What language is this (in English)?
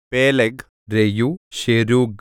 Malayalam